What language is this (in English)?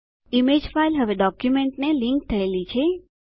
Gujarati